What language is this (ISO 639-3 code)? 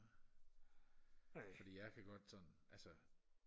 dan